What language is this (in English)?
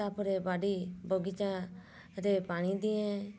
Odia